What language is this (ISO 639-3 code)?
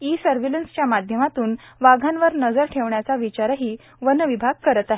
mar